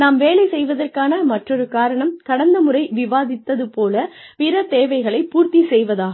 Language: Tamil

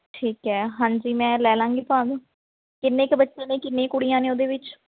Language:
Punjabi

